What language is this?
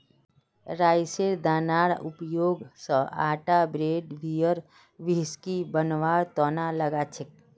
Magahi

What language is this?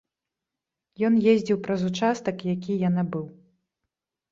Belarusian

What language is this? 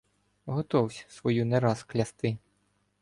Ukrainian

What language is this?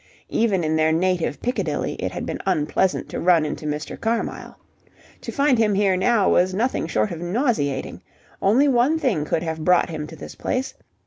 English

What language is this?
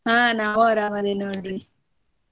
Kannada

